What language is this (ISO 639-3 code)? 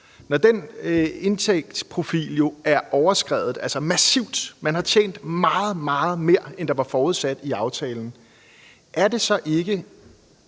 dan